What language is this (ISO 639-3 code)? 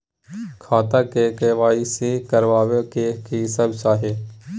mai